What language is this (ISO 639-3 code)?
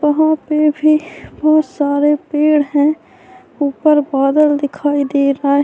urd